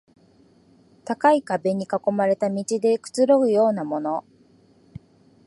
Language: Japanese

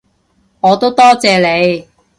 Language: Cantonese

